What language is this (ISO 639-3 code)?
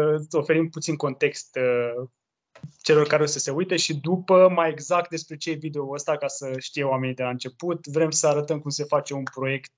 ron